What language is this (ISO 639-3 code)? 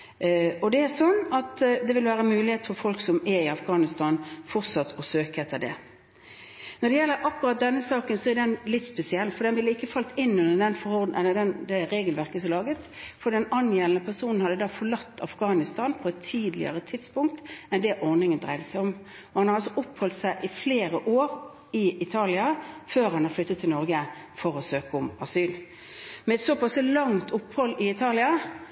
nob